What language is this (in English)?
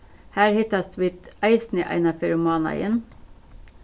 Faroese